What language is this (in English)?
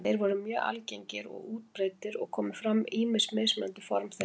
Icelandic